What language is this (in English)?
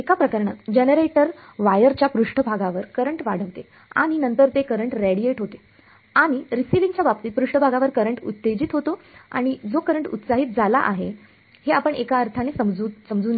Marathi